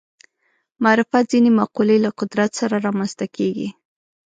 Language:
Pashto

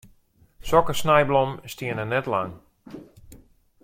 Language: Western Frisian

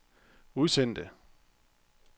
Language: Danish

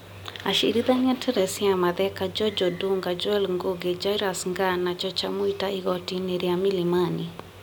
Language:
Kikuyu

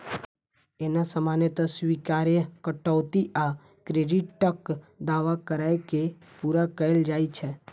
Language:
Maithili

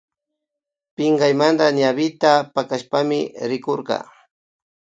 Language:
Imbabura Highland Quichua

